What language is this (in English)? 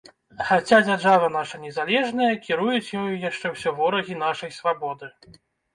Belarusian